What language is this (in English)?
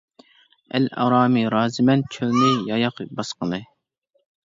Uyghur